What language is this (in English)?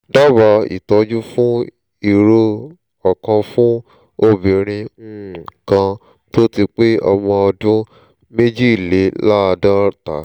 Yoruba